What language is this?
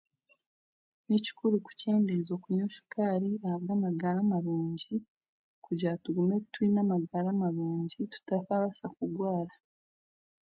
Chiga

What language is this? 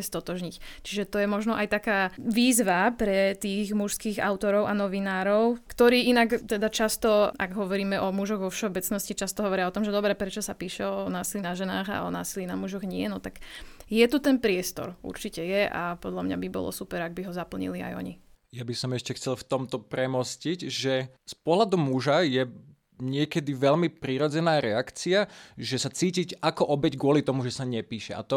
Slovak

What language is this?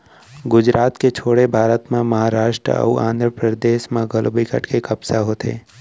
Chhattisgarhi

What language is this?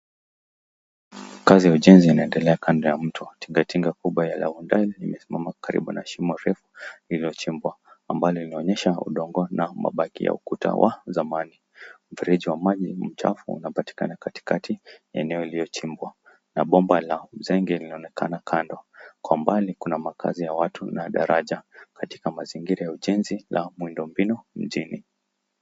Swahili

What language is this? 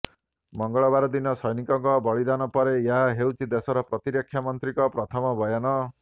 Odia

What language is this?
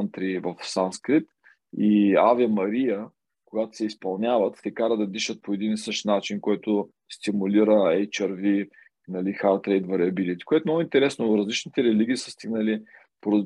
Bulgarian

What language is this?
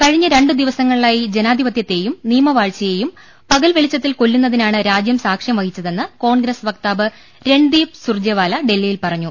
Malayalam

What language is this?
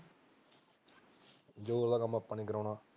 Punjabi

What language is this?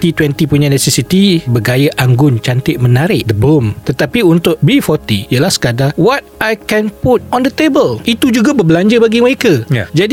Malay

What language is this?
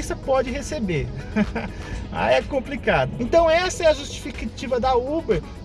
Portuguese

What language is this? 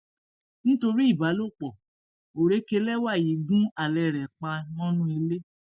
Yoruba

